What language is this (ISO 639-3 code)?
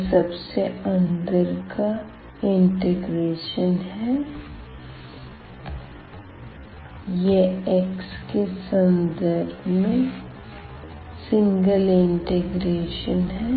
hin